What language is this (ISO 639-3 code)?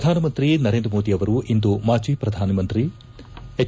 kan